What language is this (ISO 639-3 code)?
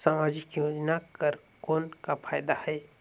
hne